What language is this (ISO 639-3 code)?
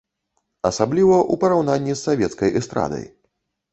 bel